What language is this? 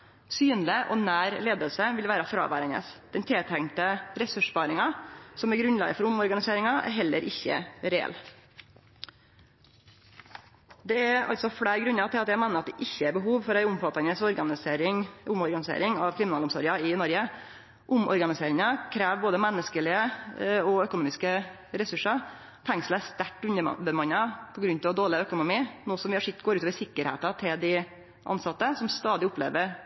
Norwegian Nynorsk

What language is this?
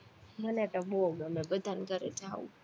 Gujarati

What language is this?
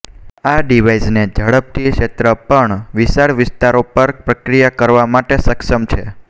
Gujarati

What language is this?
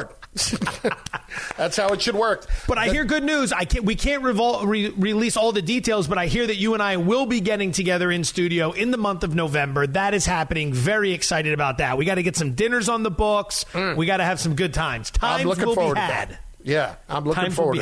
English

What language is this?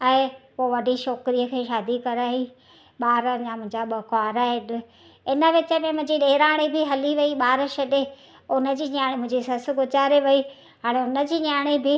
Sindhi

